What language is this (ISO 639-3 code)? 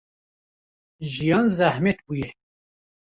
kur